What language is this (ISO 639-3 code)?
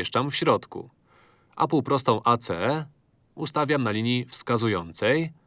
pol